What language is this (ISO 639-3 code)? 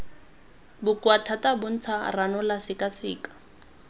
tsn